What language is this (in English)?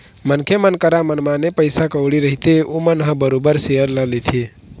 Chhattisgarhi